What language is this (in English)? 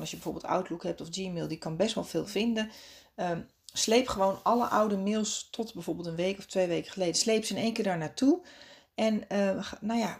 Dutch